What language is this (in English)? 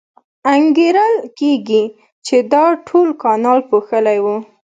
Pashto